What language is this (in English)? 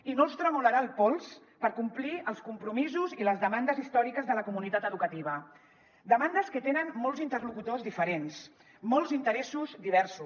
Catalan